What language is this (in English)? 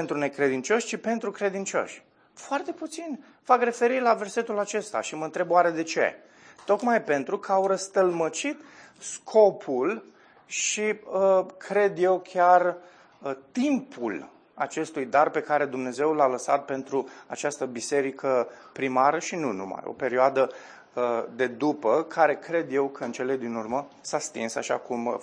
Romanian